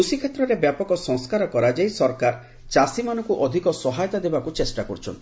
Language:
Odia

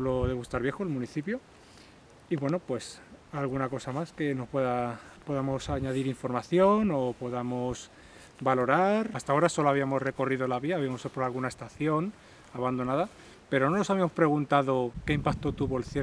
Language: Spanish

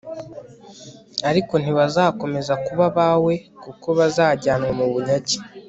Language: Kinyarwanda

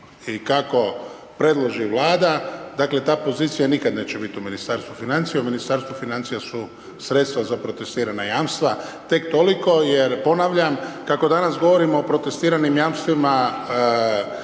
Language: Croatian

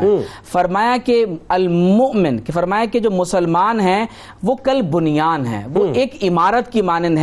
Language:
Urdu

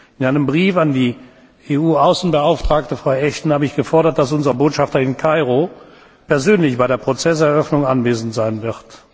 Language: German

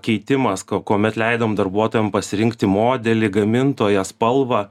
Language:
Lithuanian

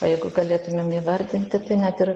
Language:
Lithuanian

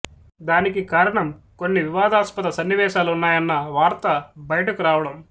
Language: Telugu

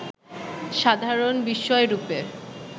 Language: Bangla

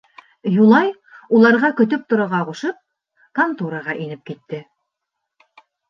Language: Bashkir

